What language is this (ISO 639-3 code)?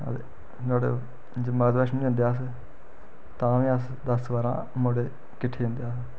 doi